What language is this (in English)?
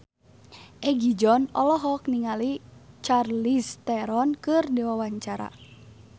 Sundanese